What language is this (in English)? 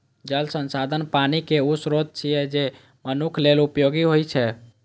Maithili